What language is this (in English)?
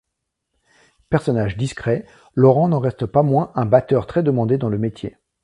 French